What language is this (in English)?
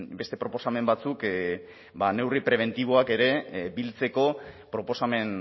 Basque